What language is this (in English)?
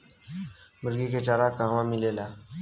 Bhojpuri